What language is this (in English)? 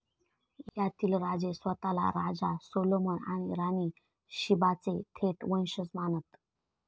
Marathi